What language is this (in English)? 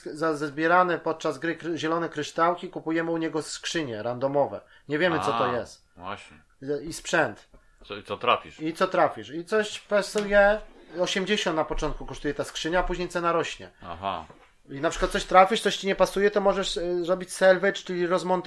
Polish